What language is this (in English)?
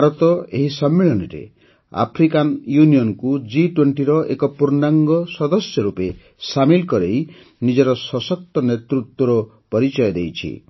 Odia